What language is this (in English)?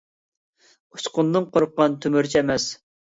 Uyghur